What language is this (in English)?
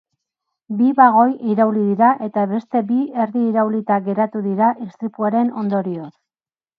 Basque